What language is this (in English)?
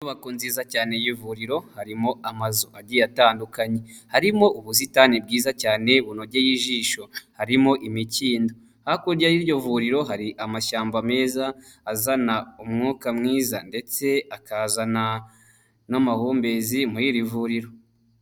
Kinyarwanda